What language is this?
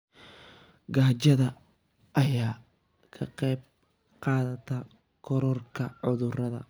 Somali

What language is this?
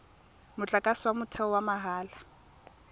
Tswana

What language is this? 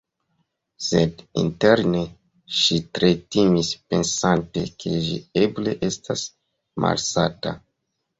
Esperanto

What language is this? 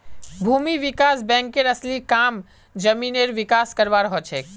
Magahi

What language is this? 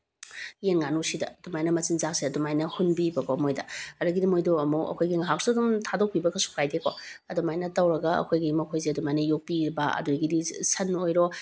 Manipuri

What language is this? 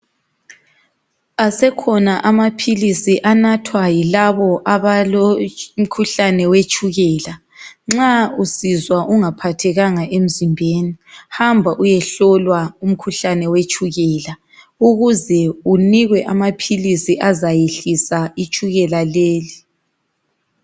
North Ndebele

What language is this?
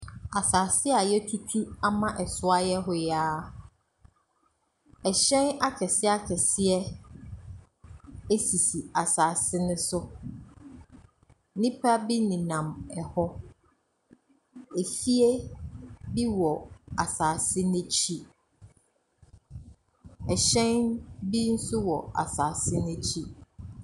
Akan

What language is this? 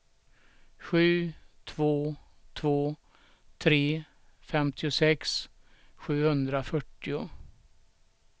Swedish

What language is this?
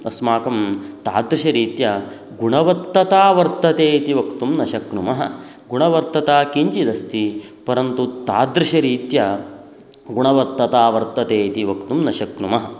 Sanskrit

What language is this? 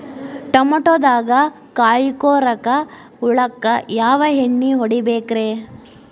Kannada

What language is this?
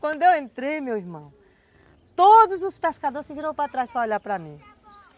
Portuguese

